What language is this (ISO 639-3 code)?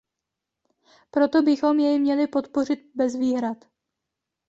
ces